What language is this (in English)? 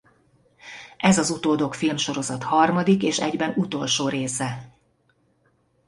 Hungarian